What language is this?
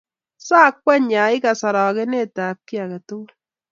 Kalenjin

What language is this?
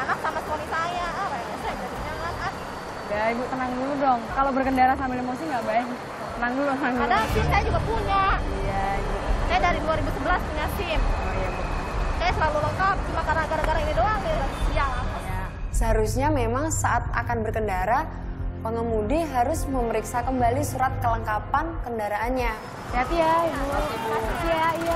Indonesian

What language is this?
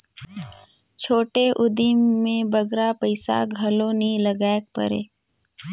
Chhattisgarhi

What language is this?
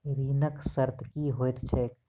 Maithili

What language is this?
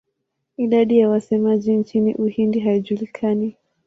Swahili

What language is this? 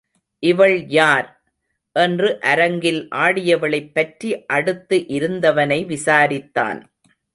Tamil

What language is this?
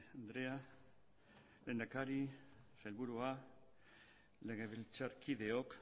Basque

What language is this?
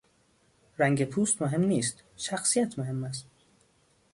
Persian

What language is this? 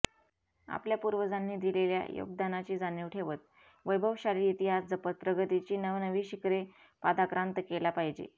Marathi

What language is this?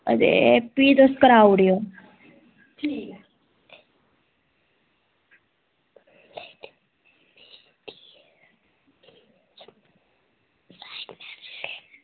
Dogri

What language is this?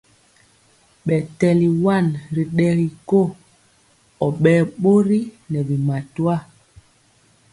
Mpiemo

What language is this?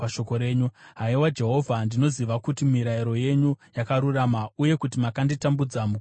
Shona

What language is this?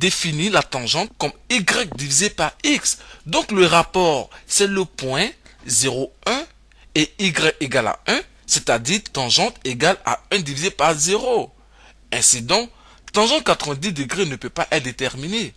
French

